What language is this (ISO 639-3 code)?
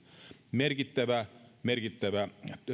fin